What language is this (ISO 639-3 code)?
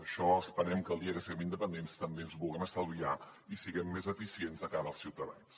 cat